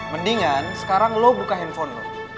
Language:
Indonesian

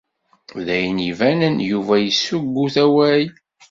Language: Kabyle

